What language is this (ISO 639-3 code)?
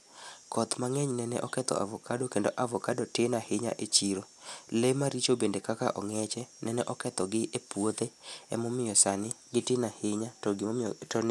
luo